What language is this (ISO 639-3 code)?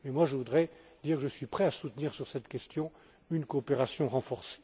fra